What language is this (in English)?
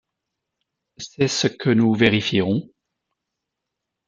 French